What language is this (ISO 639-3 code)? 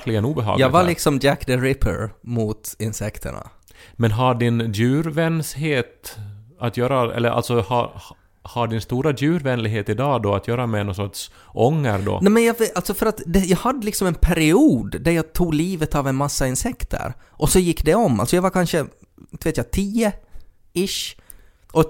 swe